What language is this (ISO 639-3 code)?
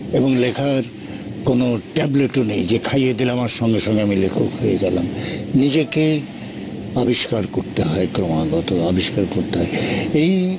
ben